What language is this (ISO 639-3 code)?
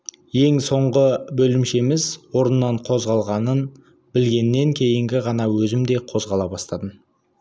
kaz